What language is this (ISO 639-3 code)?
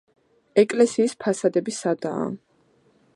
kat